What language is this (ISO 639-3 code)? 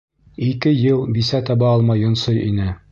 bak